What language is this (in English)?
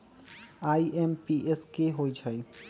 Magahi